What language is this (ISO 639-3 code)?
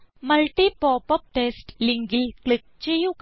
mal